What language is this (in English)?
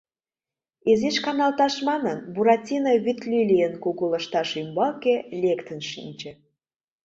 Mari